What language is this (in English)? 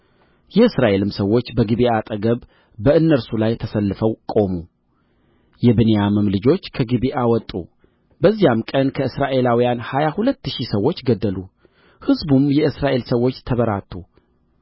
Amharic